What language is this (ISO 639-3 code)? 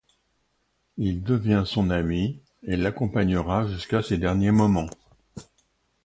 fra